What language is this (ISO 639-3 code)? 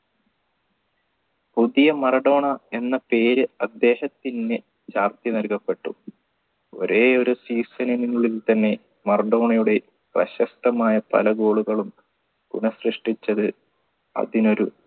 mal